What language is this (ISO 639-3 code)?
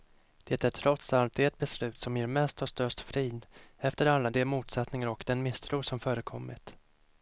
swe